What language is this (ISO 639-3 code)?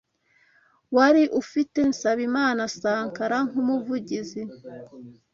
kin